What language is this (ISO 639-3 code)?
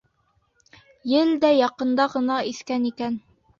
bak